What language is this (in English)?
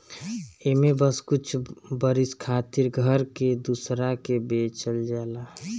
Bhojpuri